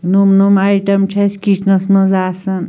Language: Kashmiri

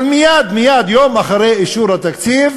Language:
Hebrew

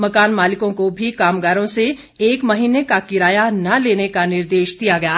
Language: Hindi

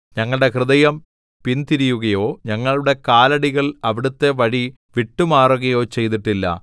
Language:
Malayalam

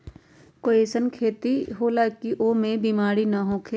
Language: Magahi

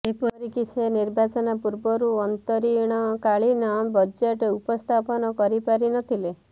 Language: Odia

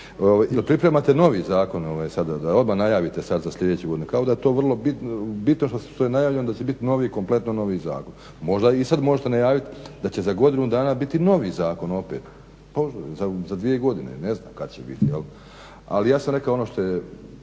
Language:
Croatian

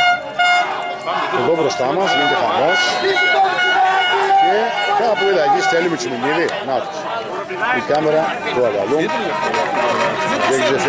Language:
Greek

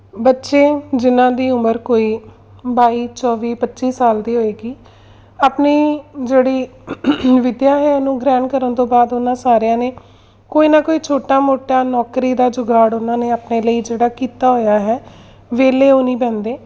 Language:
Punjabi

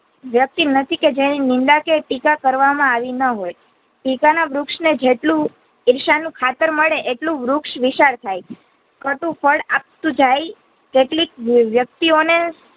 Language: Gujarati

